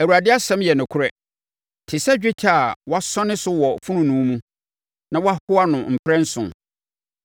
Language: Akan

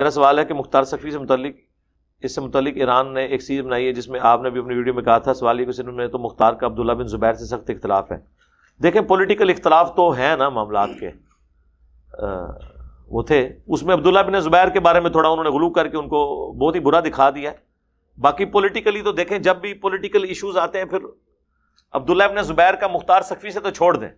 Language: Hindi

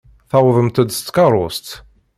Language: Kabyle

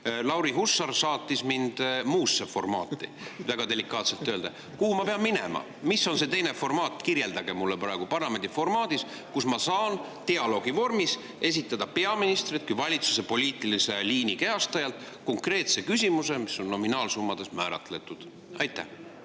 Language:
Estonian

